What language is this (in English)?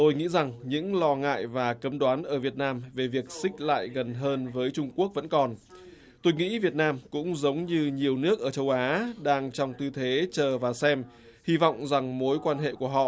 Vietnamese